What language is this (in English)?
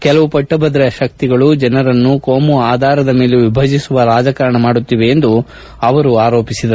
Kannada